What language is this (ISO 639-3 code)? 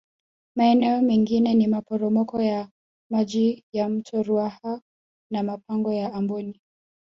swa